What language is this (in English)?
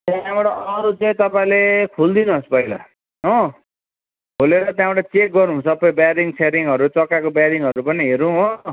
Nepali